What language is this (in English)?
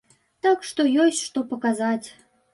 Belarusian